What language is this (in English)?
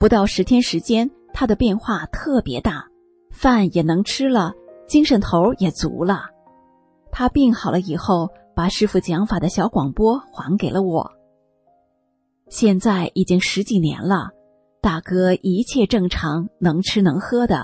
Chinese